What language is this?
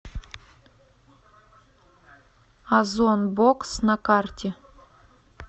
Russian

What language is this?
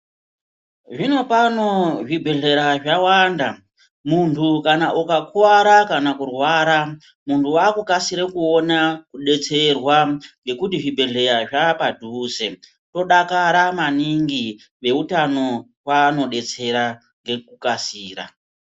Ndau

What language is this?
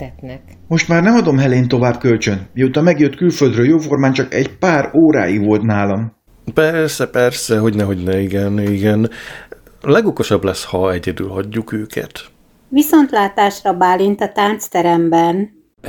Hungarian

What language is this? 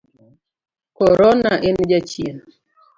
Luo (Kenya and Tanzania)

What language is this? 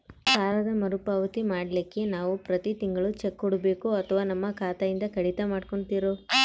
Kannada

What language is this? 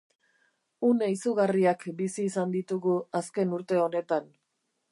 Basque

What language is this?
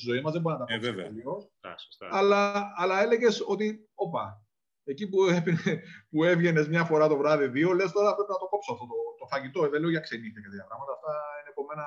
Greek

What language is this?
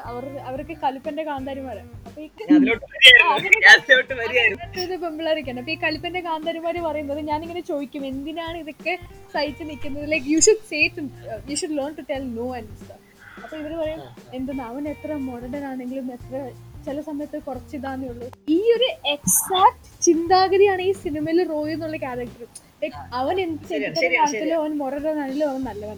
Malayalam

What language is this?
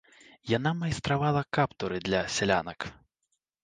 Belarusian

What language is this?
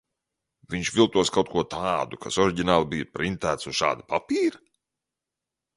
Latvian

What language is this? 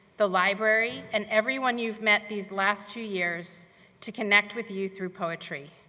English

